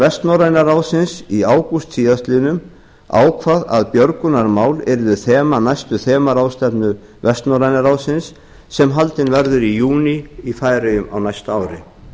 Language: Icelandic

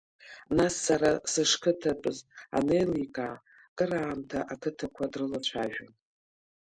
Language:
Abkhazian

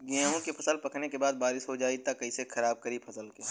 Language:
Bhojpuri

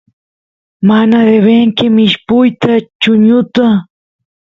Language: Santiago del Estero Quichua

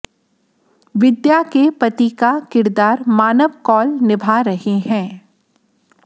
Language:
Hindi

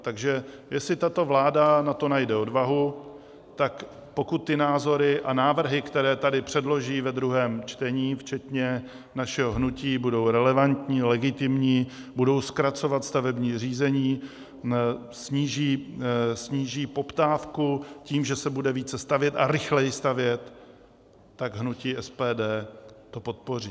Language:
Czech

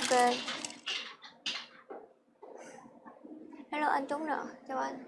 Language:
Vietnamese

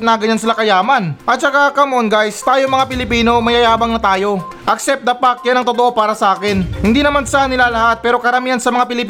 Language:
Filipino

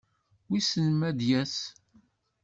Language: Kabyle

